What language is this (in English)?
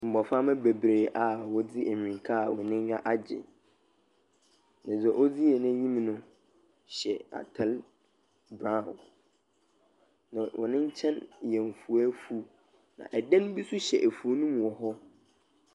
Akan